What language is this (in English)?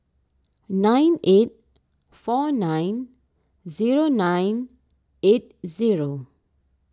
English